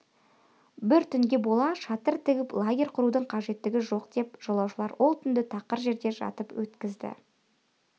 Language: Kazakh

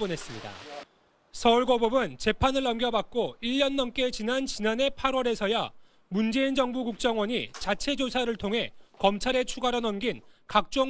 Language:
Korean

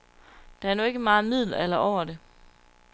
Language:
Danish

